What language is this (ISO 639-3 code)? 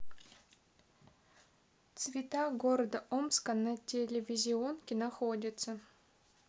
rus